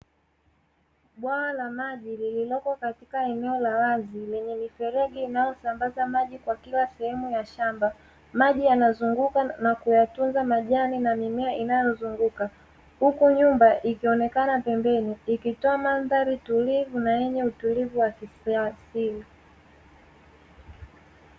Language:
Swahili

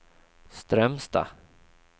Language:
Swedish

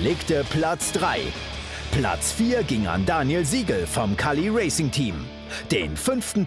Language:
German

